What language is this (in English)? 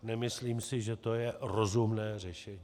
Czech